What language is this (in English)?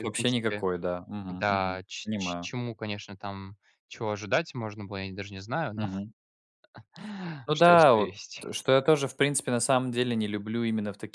Russian